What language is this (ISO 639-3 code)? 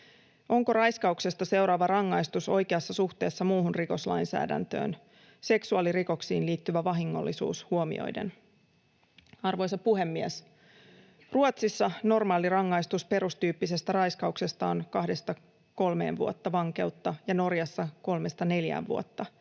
fin